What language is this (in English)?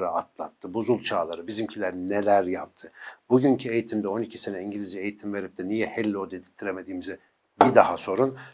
Turkish